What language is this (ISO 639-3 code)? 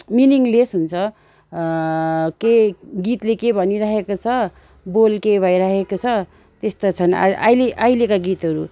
nep